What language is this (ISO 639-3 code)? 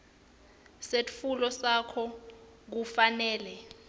ssw